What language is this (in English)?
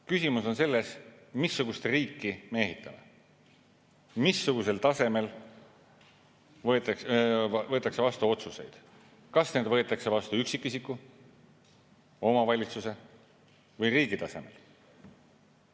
Estonian